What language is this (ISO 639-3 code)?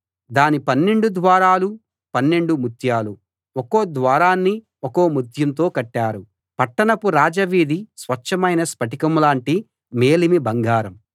tel